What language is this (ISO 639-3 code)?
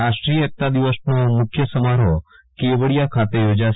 guj